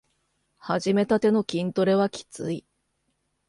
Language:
Japanese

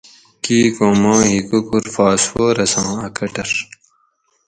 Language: Gawri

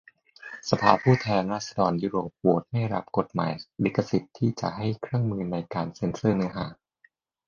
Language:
Thai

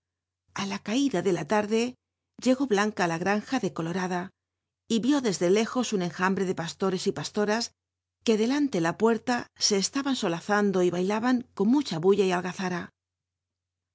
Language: Spanish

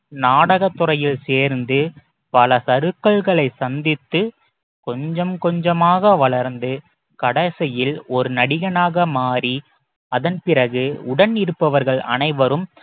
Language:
Tamil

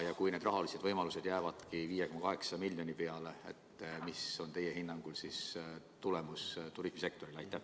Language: Estonian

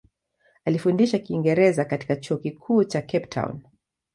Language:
Swahili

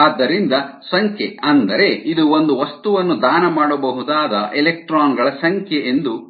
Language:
Kannada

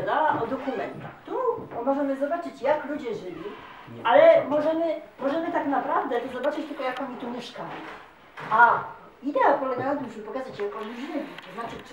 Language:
Polish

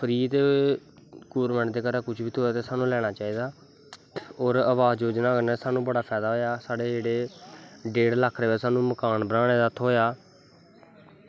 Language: Dogri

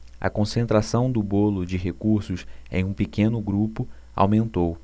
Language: Portuguese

